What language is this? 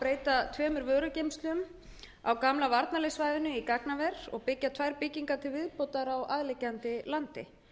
Icelandic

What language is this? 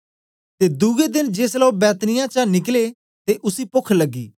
Dogri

